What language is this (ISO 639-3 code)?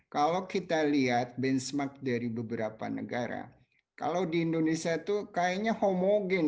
ind